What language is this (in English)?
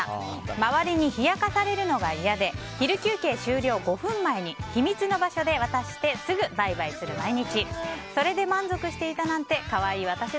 Japanese